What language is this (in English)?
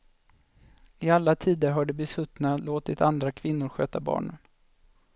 Swedish